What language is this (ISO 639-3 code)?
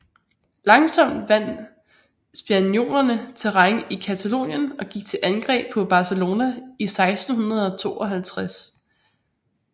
dan